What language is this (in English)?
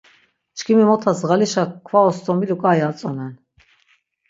Laz